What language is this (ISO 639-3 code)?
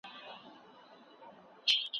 pus